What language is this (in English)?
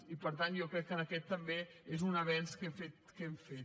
Catalan